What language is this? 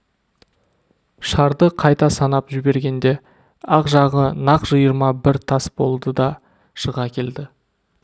Kazakh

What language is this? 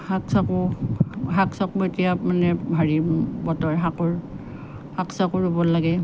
Assamese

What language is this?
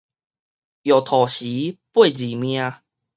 Min Nan Chinese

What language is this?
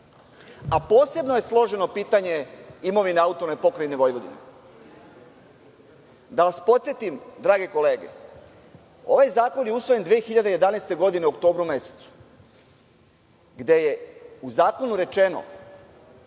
Serbian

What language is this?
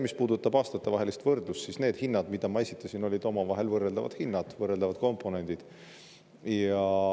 Estonian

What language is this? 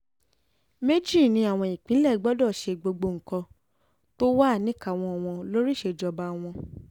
Yoruba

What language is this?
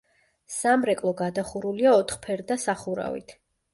Georgian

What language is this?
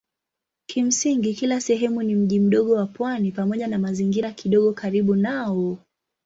Swahili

